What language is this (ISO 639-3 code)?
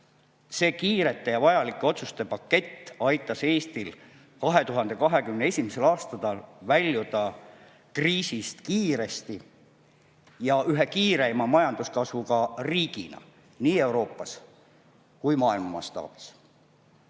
est